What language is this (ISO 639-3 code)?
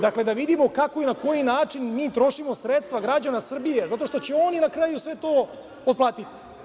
srp